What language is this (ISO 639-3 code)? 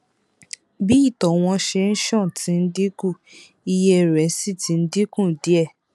yor